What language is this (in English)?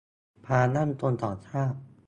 Thai